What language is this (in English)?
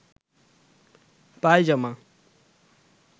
Bangla